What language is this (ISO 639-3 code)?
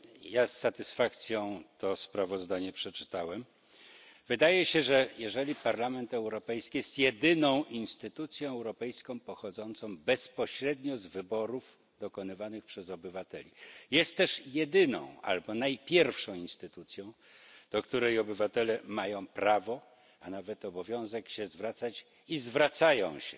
pol